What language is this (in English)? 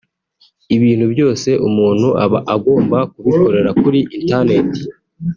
Kinyarwanda